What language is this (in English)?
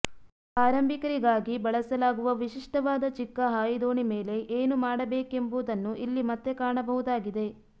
Kannada